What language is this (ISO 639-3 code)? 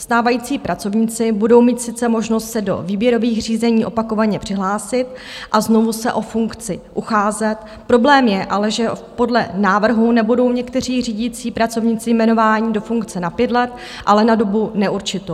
ces